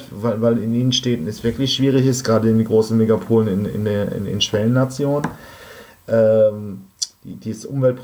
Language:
German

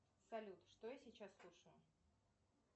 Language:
Russian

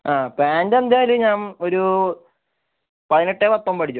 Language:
Malayalam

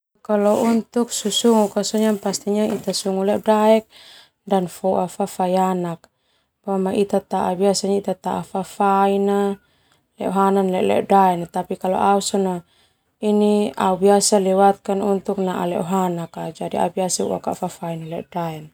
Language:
Termanu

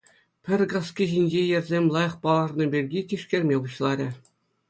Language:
Chuvash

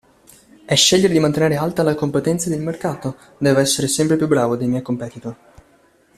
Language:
Italian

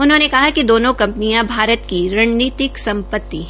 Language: Hindi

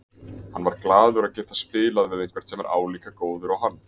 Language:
Icelandic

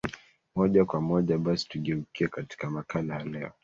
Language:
Swahili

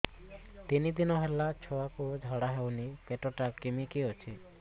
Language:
Odia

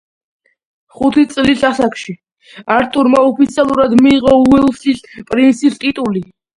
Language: Georgian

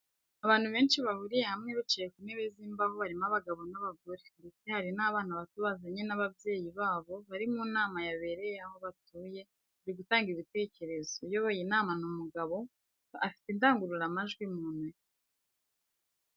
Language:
Kinyarwanda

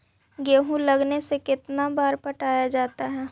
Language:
Magahi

